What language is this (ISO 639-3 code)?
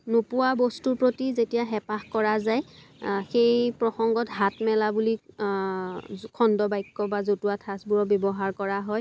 asm